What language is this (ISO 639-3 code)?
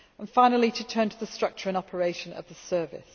eng